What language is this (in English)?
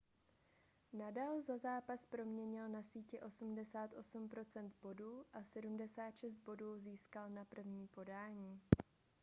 Czech